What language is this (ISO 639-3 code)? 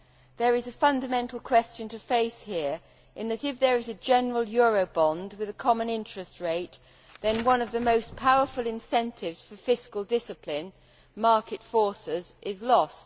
eng